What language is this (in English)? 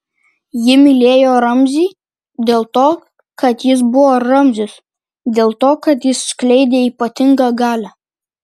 Lithuanian